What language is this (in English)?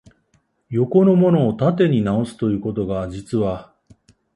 Japanese